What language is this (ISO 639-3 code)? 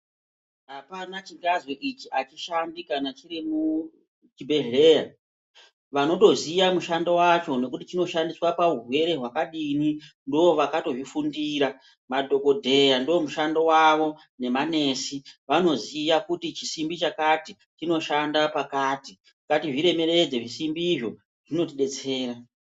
ndc